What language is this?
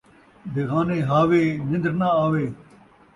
Saraiki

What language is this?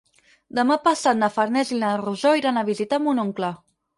Catalan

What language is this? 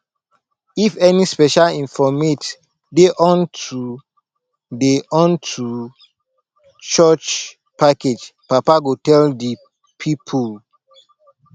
Nigerian Pidgin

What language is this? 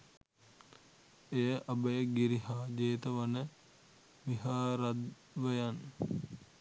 Sinhala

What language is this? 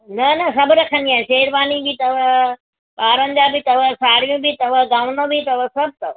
Sindhi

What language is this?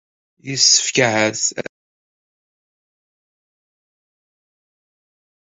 Kabyle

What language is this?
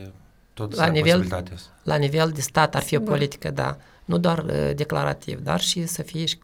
Romanian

